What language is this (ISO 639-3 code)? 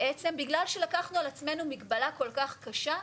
heb